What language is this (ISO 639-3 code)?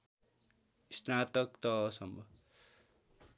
nep